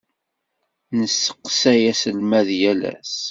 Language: Kabyle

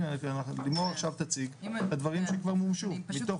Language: Hebrew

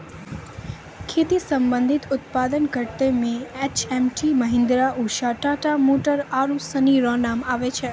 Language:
Maithili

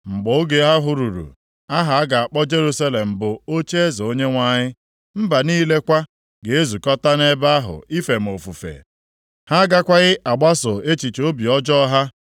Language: Igbo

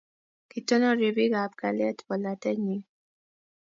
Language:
Kalenjin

